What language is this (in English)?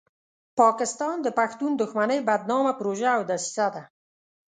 Pashto